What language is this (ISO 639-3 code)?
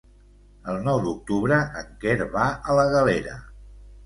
cat